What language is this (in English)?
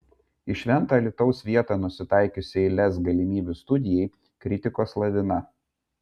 Lithuanian